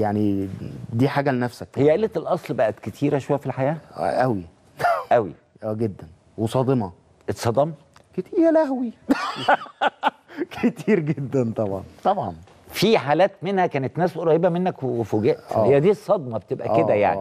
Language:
Arabic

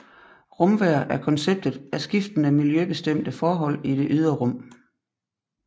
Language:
Danish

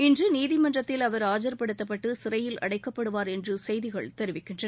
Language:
Tamil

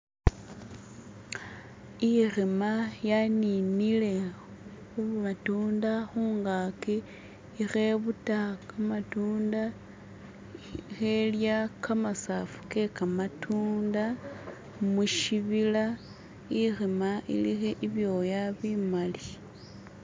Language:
Masaaba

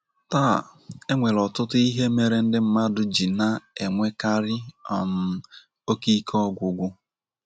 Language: Igbo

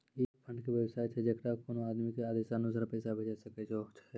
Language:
Maithili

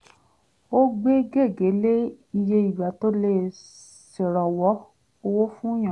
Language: Yoruba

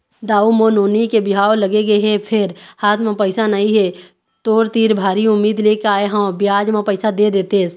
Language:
Chhattisgarhi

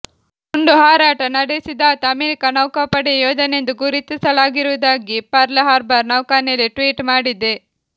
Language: Kannada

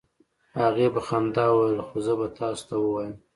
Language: Pashto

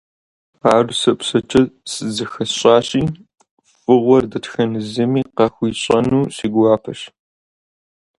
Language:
Kabardian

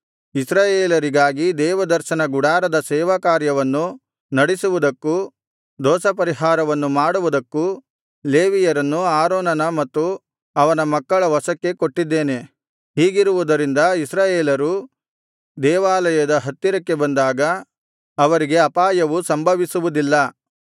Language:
Kannada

